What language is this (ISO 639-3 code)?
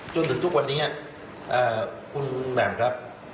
tha